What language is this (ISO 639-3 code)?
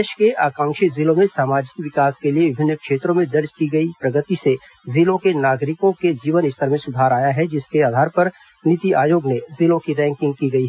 hin